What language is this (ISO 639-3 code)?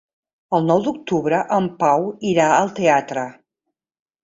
cat